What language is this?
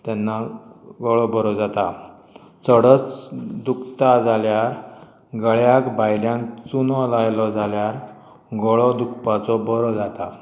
Konkani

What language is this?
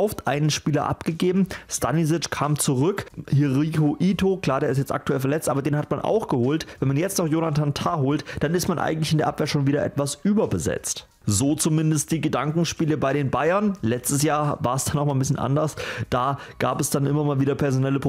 German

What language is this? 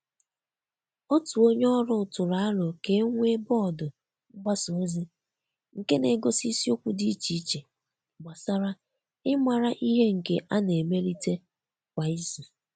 Igbo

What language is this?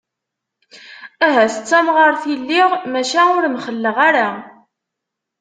Kabyle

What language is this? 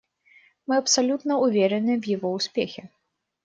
Russian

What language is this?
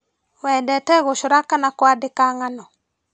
Kikuyu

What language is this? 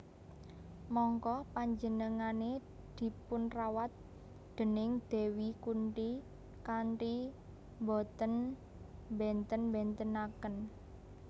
Javanese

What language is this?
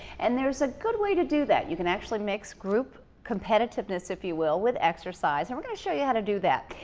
English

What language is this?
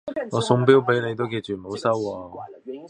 Cantonese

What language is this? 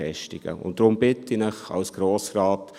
Swiss German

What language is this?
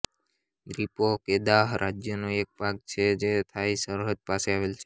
Gujarati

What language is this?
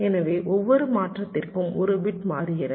Tamil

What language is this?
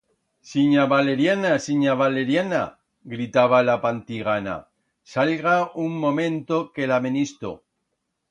Aragonese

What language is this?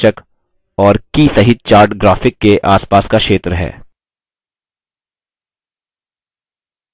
Hindi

